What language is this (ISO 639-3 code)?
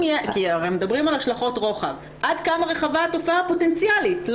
heb